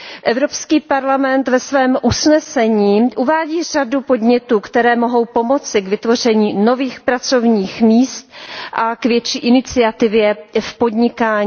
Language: Czech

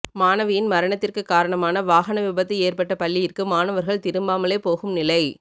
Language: Tamil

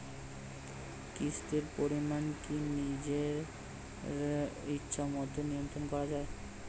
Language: Bangla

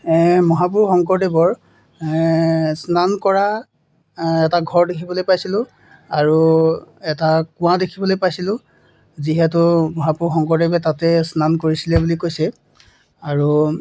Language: Assamese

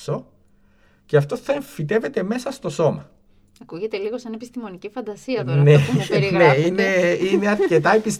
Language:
Greek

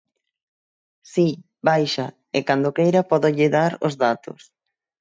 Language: Galician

